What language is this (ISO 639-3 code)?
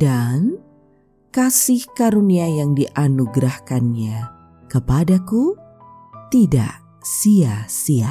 ind